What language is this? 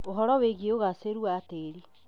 Kikuyu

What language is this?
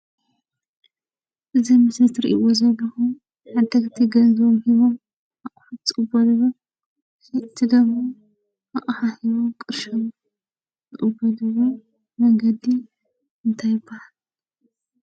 Tigrinya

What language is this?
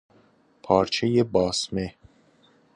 Persian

